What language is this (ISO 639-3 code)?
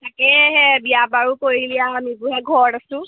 asm